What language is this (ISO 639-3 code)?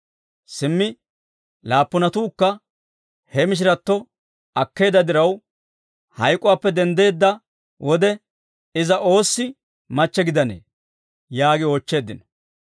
dwr